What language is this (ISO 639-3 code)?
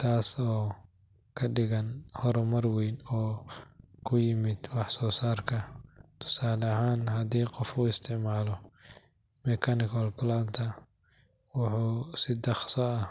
som